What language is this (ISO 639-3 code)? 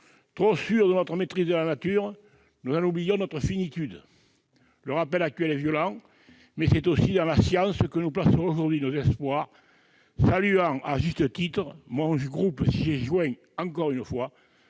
fra